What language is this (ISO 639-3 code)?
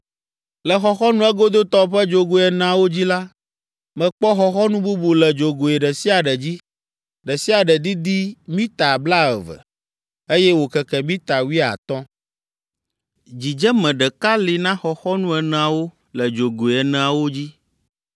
ewe